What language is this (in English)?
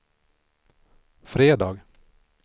Swedish